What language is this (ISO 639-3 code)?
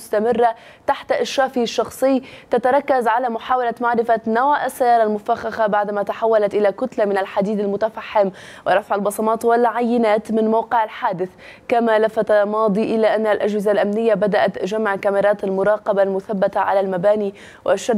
ara